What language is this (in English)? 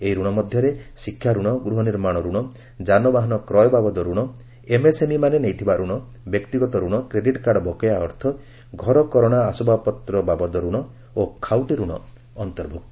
Odia